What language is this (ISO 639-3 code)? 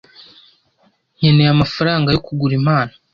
kin